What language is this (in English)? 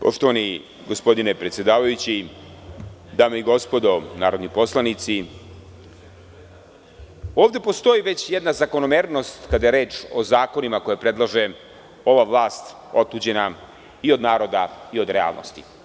Serbian